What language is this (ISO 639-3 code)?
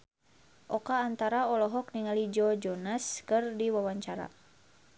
sun